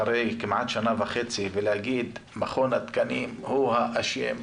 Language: Hebrew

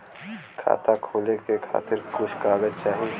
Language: Bhojpuri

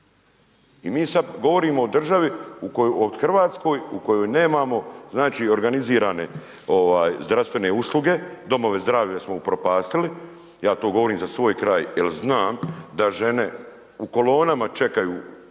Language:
Croatian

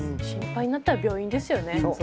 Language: Japanese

